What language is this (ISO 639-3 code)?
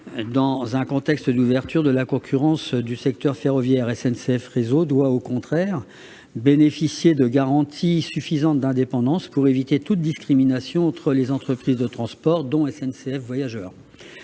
fra